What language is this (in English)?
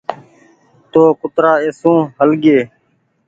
Goaria